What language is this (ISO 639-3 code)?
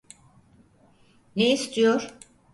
tur